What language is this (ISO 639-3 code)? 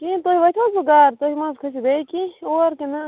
kas